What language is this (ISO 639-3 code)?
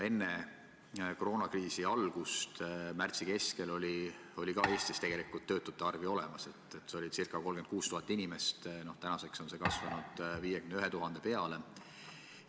est